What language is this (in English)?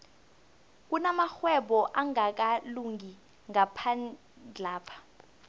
South Ndebele